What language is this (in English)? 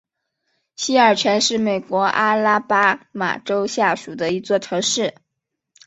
Chinese